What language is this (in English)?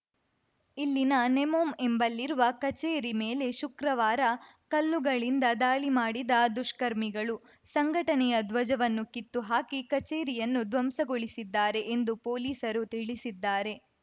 Kannada